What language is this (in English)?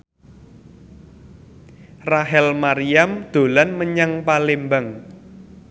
Javanese